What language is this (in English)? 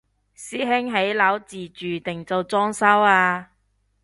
Cantonese